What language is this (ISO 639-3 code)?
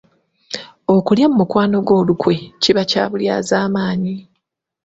lug